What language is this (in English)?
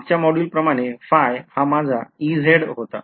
Marathi